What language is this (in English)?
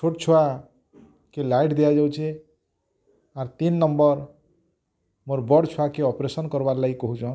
Odia